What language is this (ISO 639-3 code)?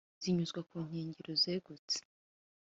kin